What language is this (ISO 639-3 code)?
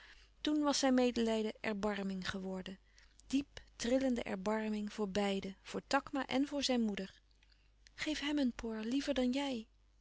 nld